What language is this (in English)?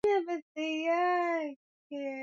Swahili